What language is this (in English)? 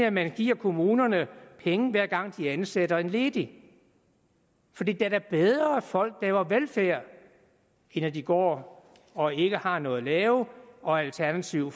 Danish